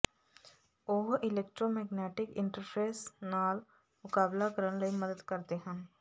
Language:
Punjabi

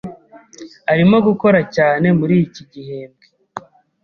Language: Kinyarwanda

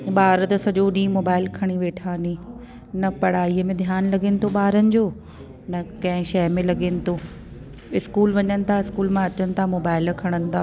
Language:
Sindhi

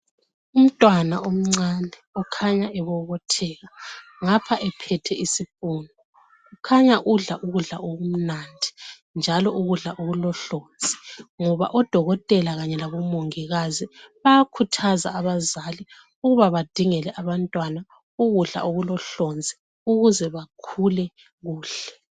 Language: North Ndebele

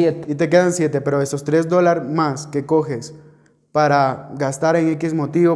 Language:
Spanish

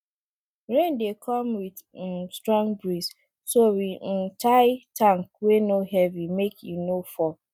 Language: Nigerian Pidgin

